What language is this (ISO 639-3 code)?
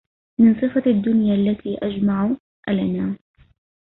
ara